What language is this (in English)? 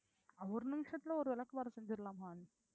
Tamil